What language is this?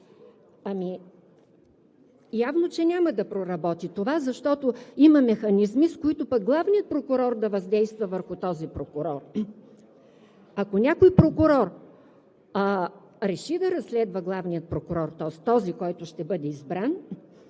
Bulgarian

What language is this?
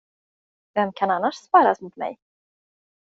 Swedish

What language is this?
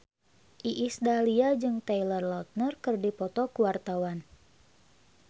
Sundanese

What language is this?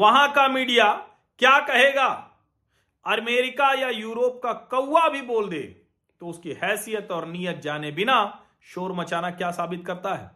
Hindi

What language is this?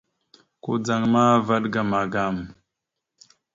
Mada (Cameroon)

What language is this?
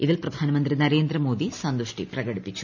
Malayalam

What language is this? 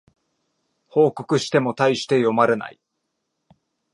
Japanese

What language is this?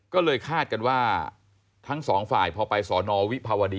Thai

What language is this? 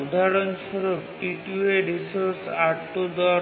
Bangla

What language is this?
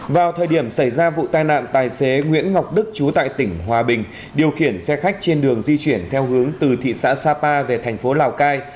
Vietnamese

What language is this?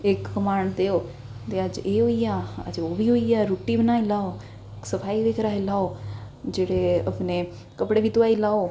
Dogri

